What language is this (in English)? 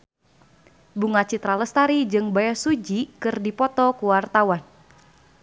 Sundanese